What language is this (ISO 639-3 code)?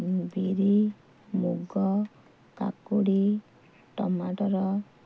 ori